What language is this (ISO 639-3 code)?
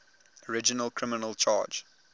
eng